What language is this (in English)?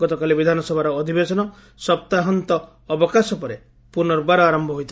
Odia